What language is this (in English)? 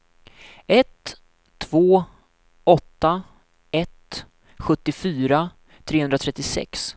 Swedish